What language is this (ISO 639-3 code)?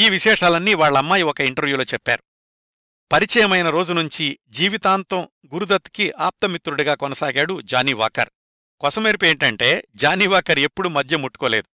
tel